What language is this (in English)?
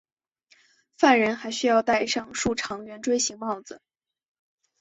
Chinese